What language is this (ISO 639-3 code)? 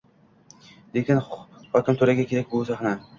uzb